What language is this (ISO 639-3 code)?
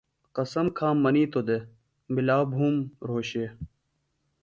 phl